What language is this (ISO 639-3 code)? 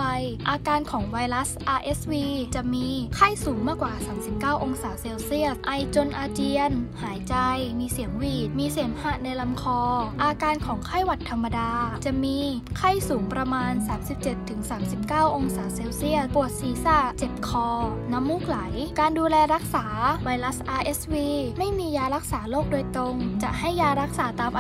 tha